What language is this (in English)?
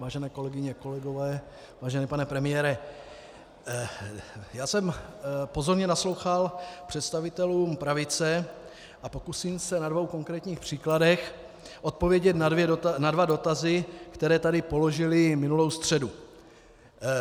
Czech